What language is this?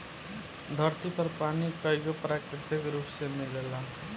Bhojpuri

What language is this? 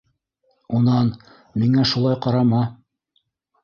Bashkir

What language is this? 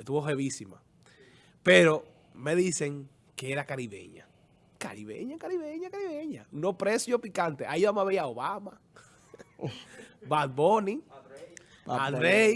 Spanish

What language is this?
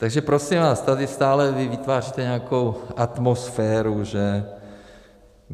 Czech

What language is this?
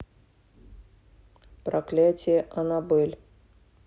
Russian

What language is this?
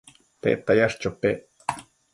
Matsés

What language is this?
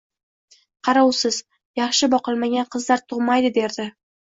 Uzbek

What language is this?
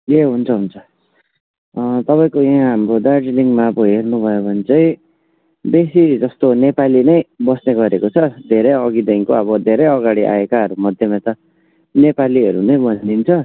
Nepali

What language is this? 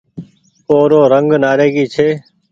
Goaria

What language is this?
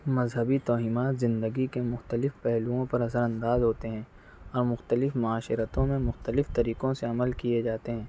Urdu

